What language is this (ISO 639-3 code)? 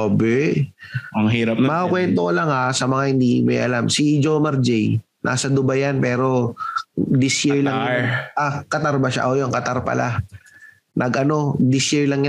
fil